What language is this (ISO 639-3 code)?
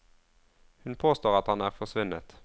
nor